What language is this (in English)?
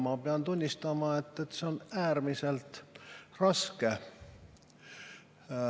Estonian